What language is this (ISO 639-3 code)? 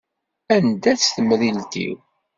kab